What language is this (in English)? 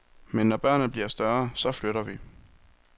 Danish